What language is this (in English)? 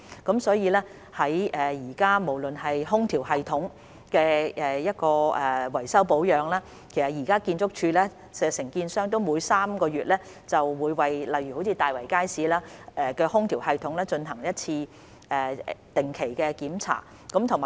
Cantonese